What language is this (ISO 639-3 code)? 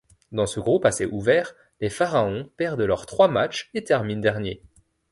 fra